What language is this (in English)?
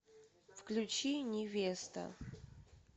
Russian